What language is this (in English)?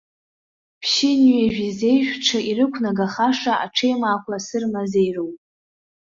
Abkhazian